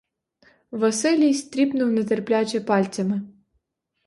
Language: Ukrainian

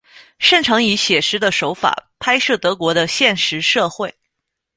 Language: Chinese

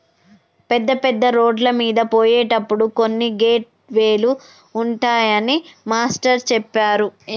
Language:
Telugu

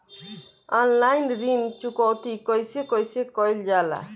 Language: Bhojpuri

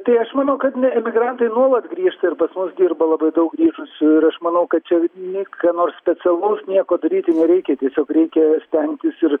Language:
Lithuanian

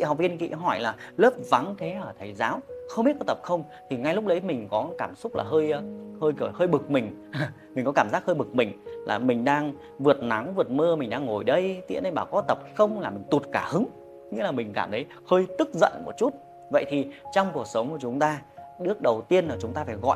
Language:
Vietnamese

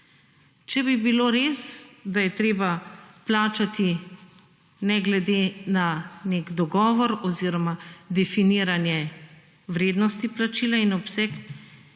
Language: Slovenian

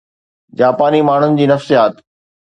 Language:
Sindhi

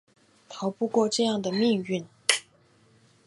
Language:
Chinese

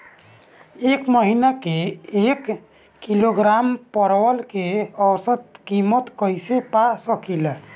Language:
Bhojpuri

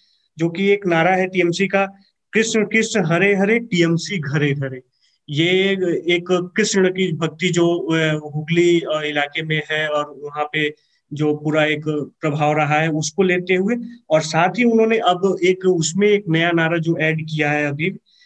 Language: Hindi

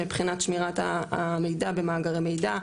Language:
Hebrew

